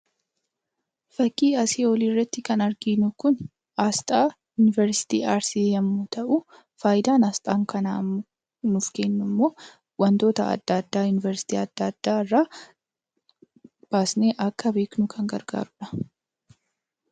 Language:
Oromo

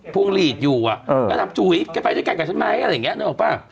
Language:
Thai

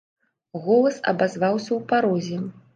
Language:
Belarusian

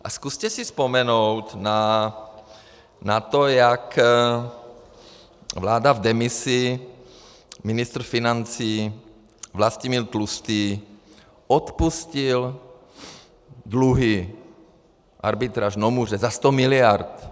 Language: Czech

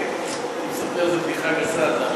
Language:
Hebrew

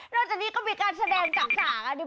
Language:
Thai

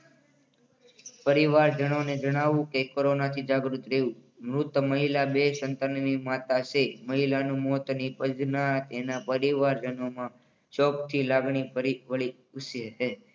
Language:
Gujarati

